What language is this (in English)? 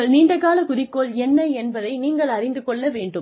Tamil